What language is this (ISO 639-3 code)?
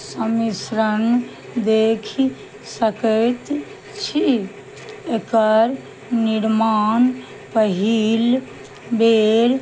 mai